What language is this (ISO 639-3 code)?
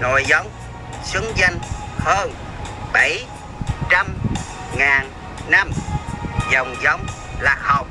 vie